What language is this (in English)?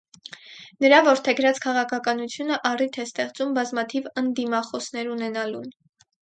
Armenian